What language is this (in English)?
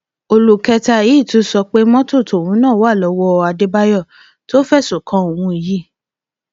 Yoruba